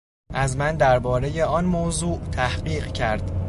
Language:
Persian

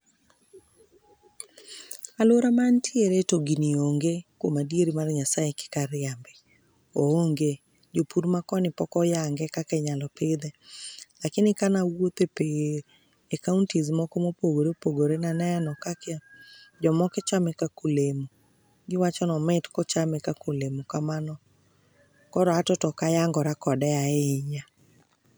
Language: Luo (Kenya and Tanzania)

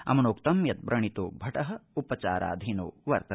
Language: Sanskrit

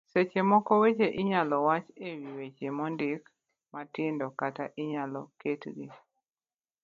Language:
Luo (Kenya and Tanzania)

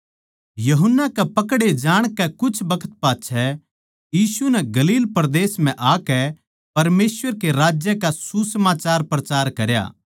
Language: Haryanvi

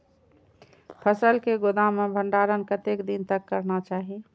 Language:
Maithili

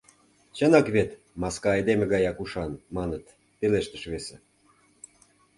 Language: Mari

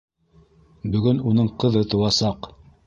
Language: Bashkir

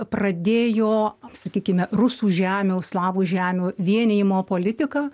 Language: Lithuanian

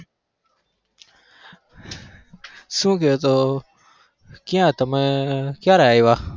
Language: Gujarati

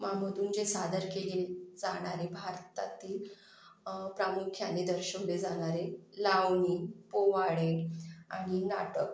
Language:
Marathi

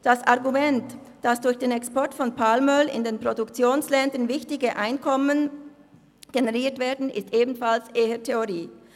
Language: Swiss German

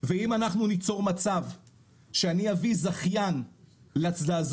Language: Hebrew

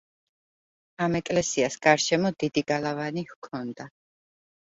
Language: Georgian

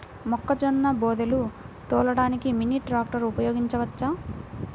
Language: Telugu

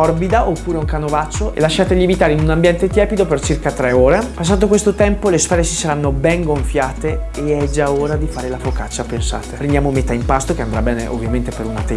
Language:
Italian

